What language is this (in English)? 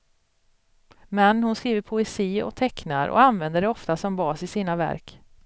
Swedish